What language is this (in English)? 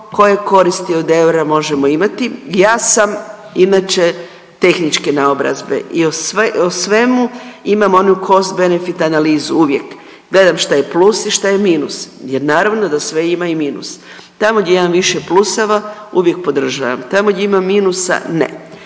Croatian